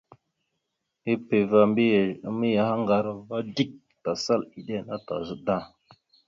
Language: Mada (Cameroon)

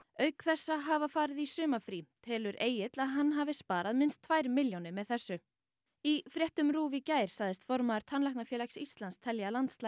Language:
Icelandic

